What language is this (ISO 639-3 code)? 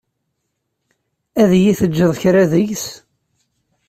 kab